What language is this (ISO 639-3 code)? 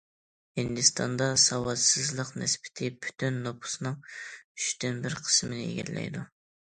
uig